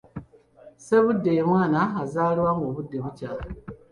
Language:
Ganda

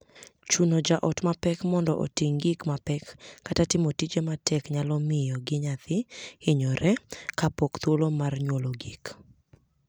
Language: Luo (Kenya and Tanzania)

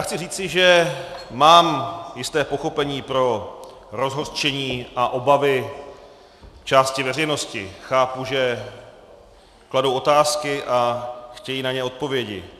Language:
Czech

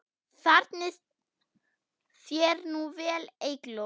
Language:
Icelandic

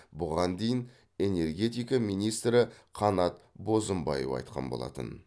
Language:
Kazakh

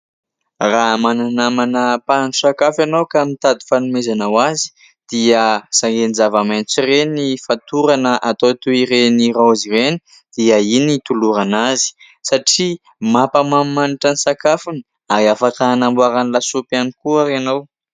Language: Malagasy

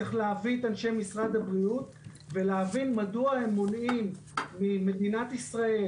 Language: Hebrew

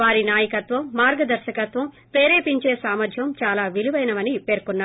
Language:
Telugu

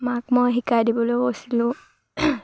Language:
Assamese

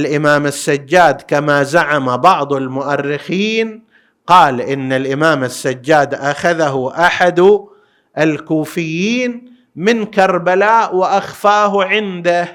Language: Arabic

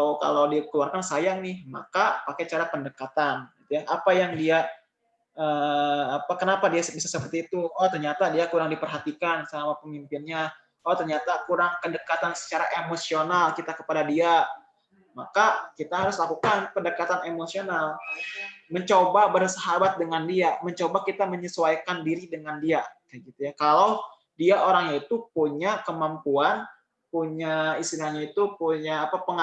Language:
Indonesian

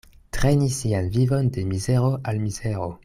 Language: Esperanto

